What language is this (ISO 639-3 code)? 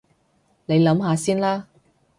yue